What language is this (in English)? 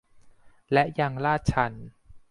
Thai